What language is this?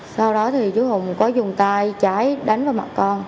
Vietnamese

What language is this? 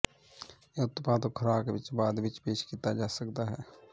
Punjabi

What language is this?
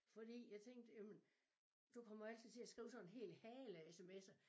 Danish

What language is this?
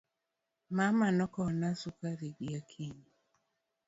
Luo (Kenya and Tanzania)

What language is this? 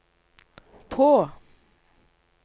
Norwegian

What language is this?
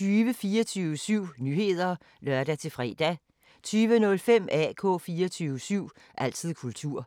Danish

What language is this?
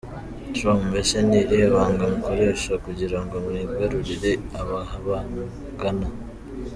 Kinyarwanda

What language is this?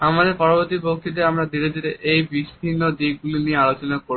Bangla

